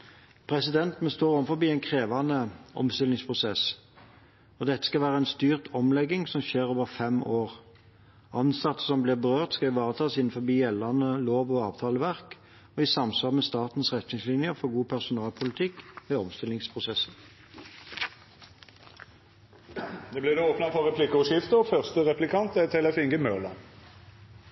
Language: Norwegian Bokmål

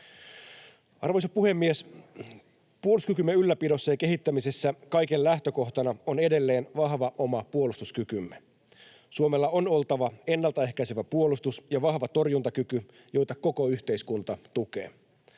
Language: Finnish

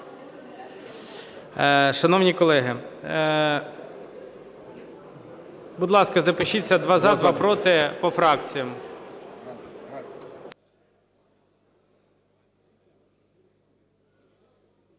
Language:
Ukrainian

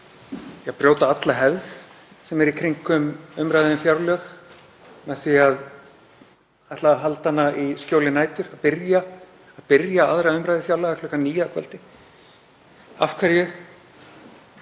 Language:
Icelandic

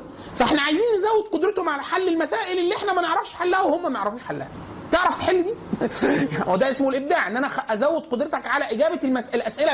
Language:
Arabic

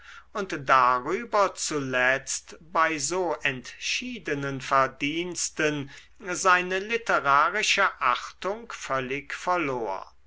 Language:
German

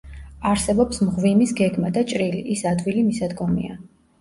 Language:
Georgian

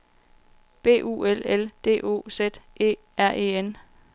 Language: Danish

